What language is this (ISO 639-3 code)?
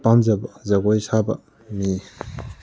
mni